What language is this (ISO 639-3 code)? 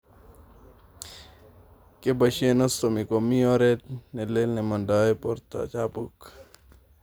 kln